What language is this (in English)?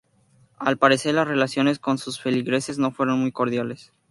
Spanish